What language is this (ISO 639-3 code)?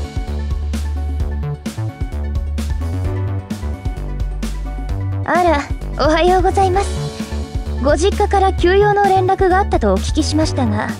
jpn